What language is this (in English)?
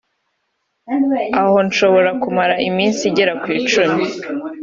Kinyarwanda